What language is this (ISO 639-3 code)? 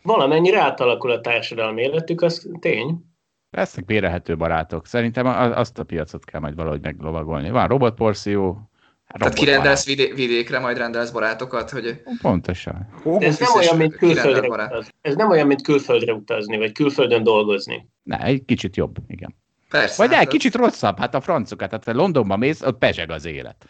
hun